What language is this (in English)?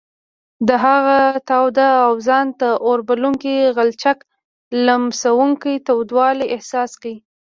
Pashto